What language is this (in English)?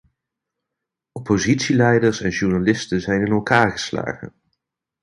Dutch